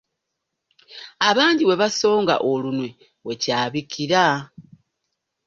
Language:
Ganda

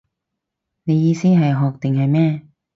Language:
Cantonese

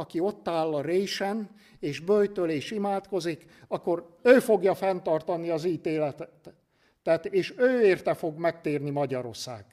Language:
Hungarian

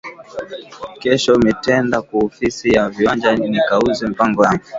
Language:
Swahili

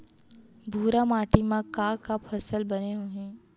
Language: Chhattisgarhi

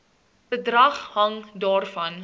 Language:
Afrikaans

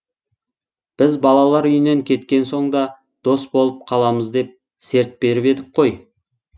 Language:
Kazakh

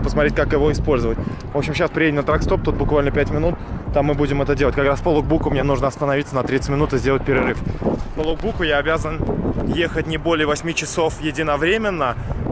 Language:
Russian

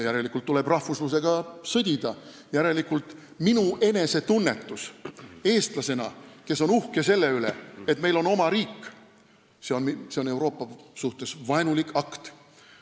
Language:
Estonian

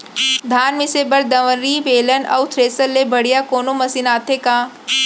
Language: Chhattisgarhi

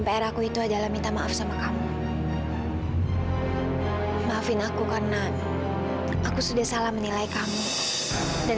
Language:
Indonesian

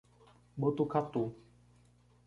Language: Portuguese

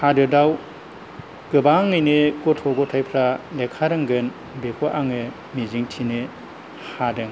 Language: Bodo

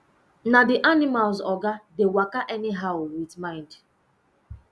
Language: Nigerian Pidgin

